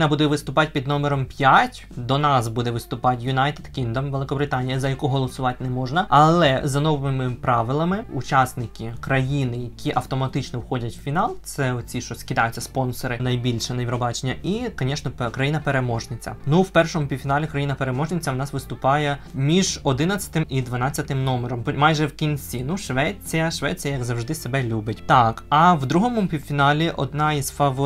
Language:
Ukrainian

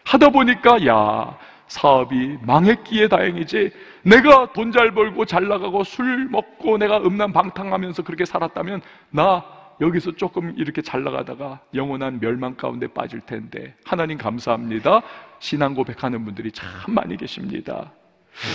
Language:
Korean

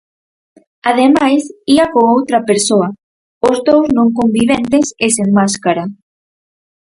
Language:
Galician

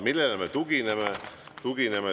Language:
Estonian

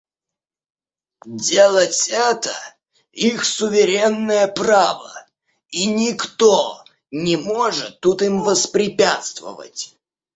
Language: Russian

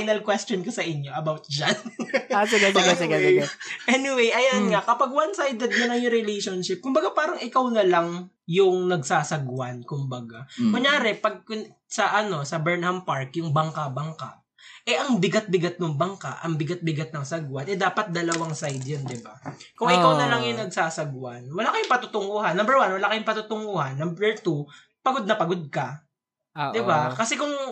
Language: Filipino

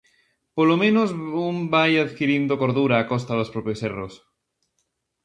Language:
Galician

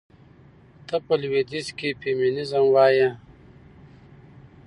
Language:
Pashto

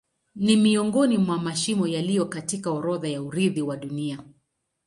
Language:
Swahili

